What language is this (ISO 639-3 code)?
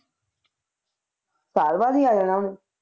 pan